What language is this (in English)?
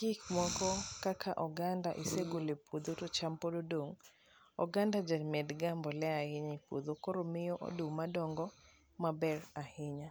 Luo (Kenya and Tanzania)